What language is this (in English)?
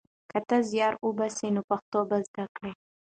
Pashto